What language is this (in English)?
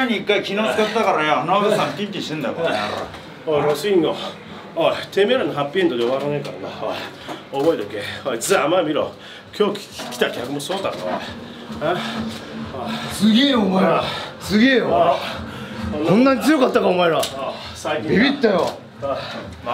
Japanese